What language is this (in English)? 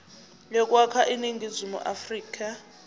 Zulu